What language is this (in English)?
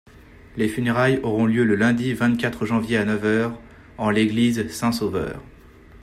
French